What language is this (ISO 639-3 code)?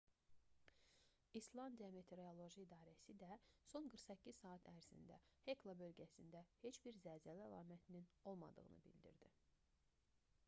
aze